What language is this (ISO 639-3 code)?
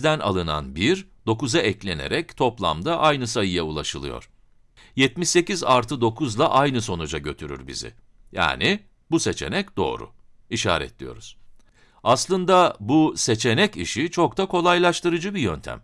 tur